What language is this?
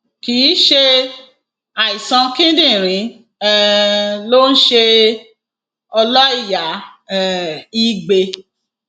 Yoruba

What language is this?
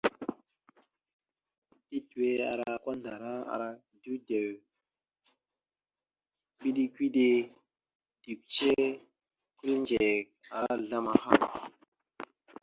Mada (Cameroon)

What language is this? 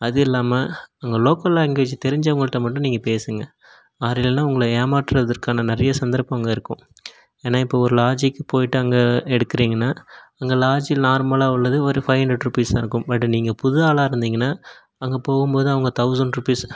Tamil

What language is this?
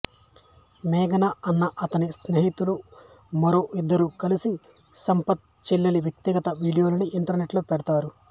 Telugu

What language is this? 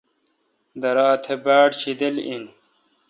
Kalkoti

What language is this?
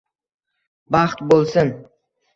Uzbek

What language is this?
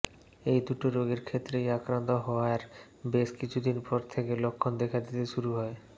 Bangla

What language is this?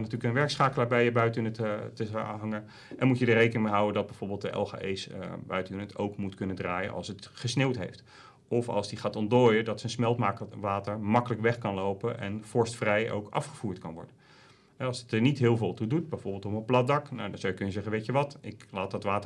Dutch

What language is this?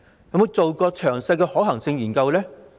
Cantonese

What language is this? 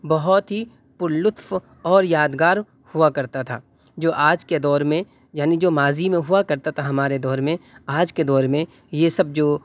Urdu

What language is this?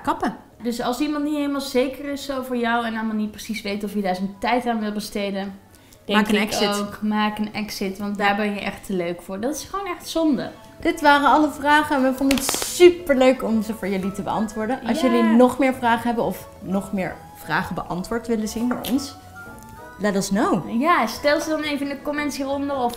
Dutch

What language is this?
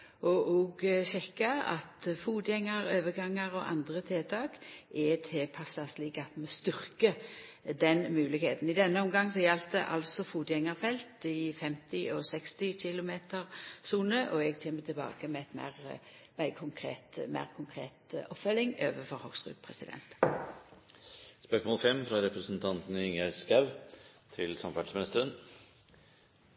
Norwegian Nynorsk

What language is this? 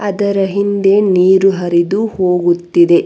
Kannada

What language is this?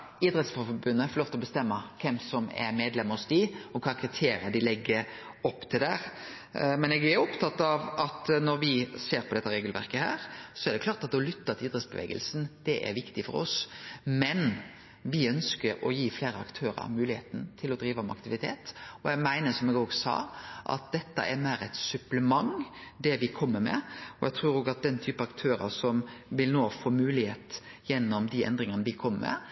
Norwegian Nynorsk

